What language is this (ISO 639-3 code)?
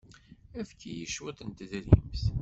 kab